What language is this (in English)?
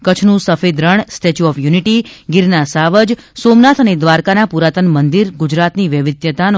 Gujarati